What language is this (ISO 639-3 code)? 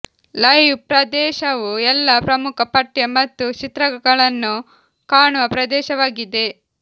kan